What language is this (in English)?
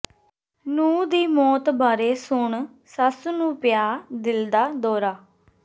Punjabi